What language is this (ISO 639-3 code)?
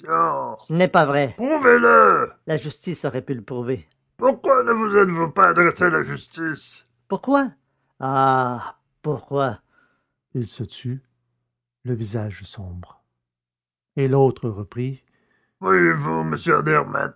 fra